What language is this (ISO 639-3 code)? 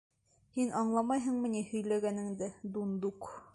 bak